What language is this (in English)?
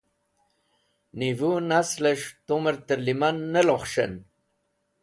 Wakhi